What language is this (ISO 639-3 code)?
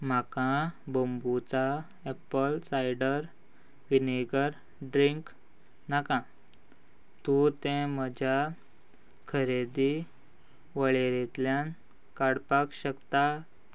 kok